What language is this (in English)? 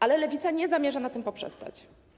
Polish